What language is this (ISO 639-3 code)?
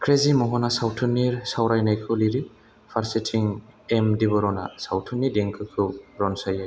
brx